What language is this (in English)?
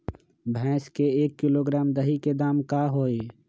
Magahi